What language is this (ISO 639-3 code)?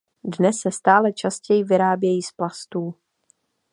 ces